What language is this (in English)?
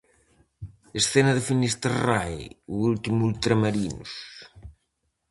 Galician